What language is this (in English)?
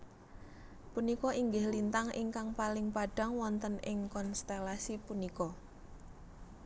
Javanese